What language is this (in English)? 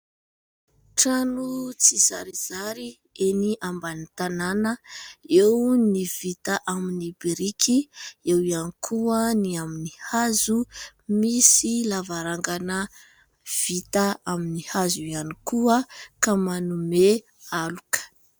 Malagasy